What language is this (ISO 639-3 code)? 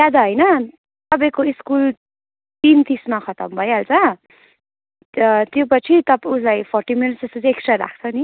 nep